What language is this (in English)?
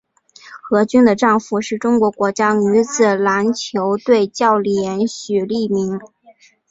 Chinese